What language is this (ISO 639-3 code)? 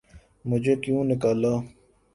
urd